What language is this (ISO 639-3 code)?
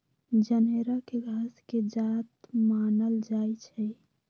mag